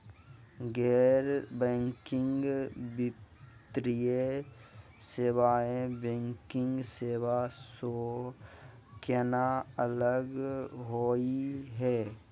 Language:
Magahi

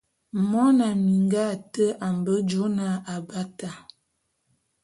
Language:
Bulu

